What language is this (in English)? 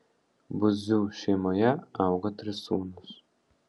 Lithuanian